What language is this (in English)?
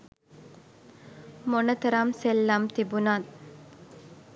Sinhala